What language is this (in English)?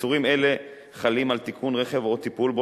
Hebrew